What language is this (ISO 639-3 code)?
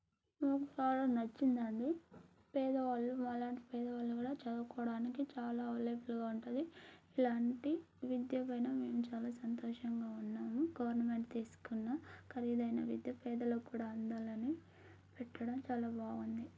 tel